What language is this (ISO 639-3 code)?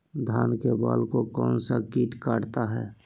mag